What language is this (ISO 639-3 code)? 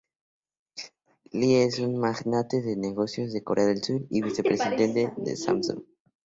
spa